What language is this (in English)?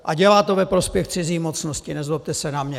Czech